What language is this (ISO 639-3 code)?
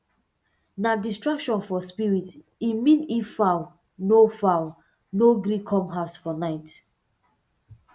pcm